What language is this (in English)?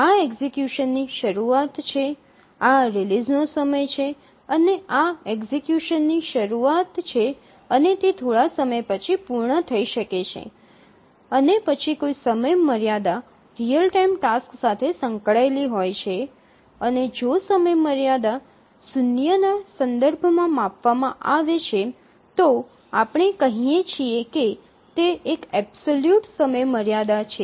Gujarati